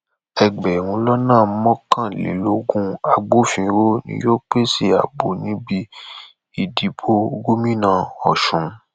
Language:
Yoruba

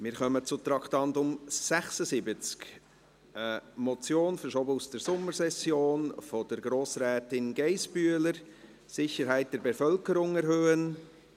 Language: Swiss German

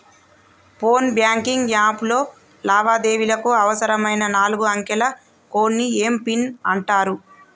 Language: Telugu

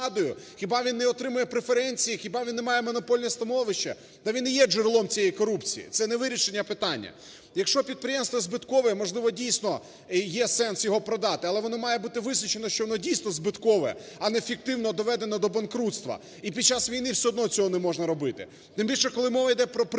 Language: Ukrainian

